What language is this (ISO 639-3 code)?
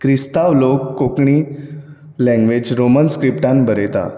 kok